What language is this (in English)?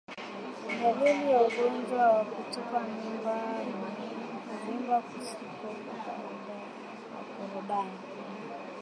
Swahili